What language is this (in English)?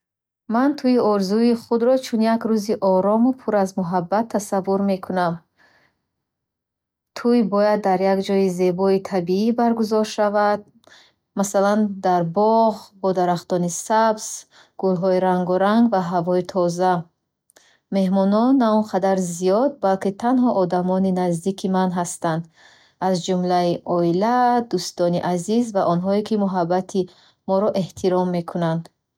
Bukharic